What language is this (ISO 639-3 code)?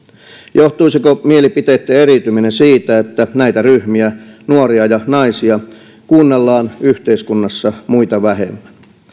fin